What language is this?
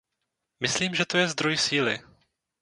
Czech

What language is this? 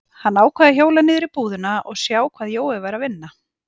Icelandic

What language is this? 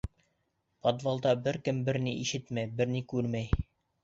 Bashkir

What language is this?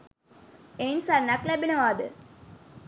Sinhala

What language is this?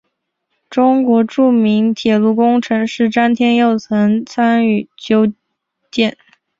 Chinese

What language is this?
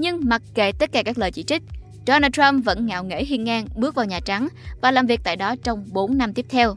Vietnamese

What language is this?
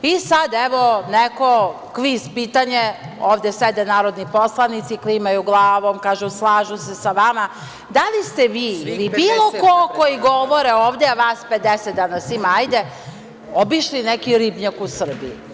Serbian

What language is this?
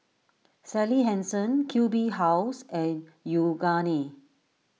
English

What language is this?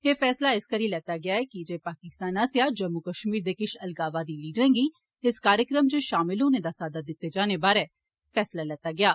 Dogri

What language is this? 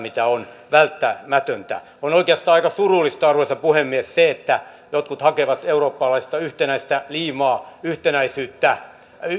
Finnish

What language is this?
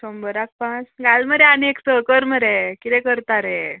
Konkani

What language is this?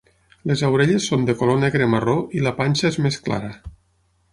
Catalan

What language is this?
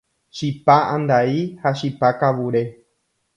Guarani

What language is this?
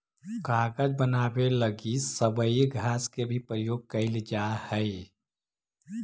Magahi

